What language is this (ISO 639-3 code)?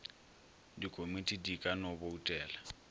nso